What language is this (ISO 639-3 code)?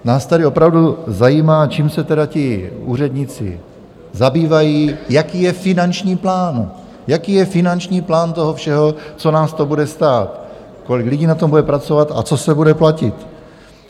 ces